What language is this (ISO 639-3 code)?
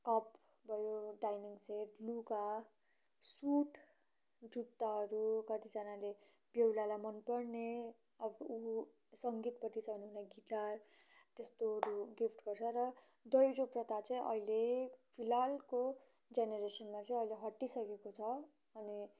nep